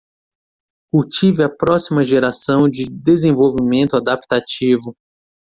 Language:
Portuguese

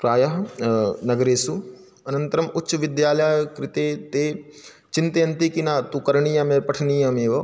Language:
Sanskrit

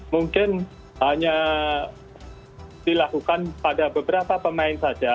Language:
Indonesian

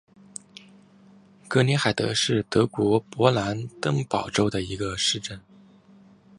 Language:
Chinese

